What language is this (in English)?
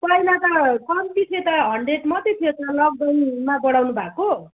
Nepali